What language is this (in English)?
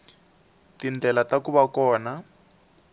Tsonga